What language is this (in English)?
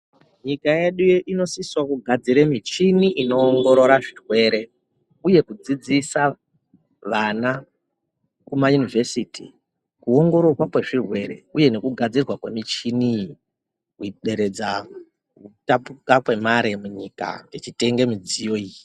Ndau